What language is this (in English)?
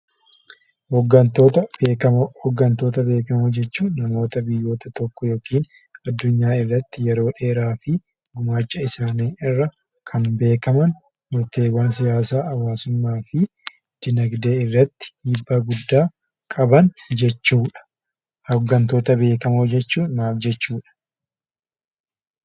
Oromo